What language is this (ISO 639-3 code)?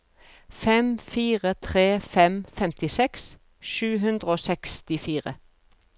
nor